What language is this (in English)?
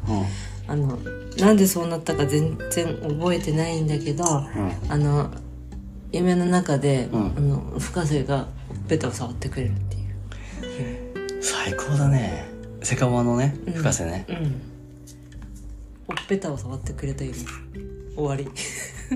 Japanese